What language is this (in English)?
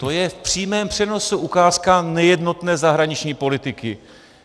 Czech